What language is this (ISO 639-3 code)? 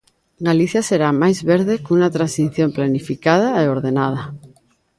glg